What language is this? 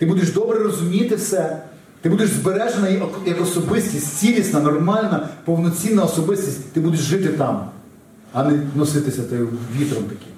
Ukrainian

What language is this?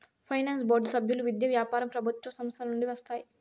Telugu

